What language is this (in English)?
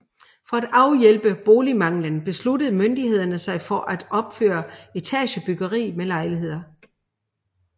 Danish